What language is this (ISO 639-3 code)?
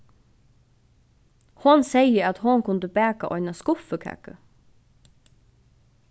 fao